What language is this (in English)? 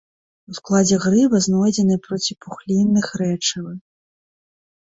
Belarusian